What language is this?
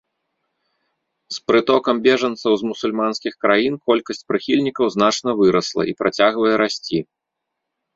Belarusian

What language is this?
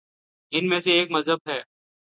Urdu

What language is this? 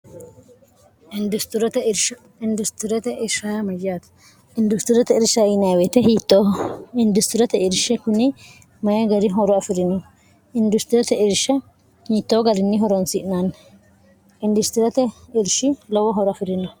Sidamo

